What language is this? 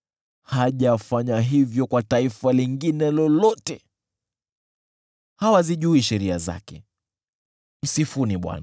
Swahili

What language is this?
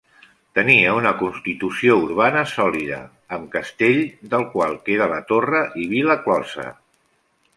Catalan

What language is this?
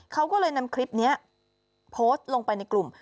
Thai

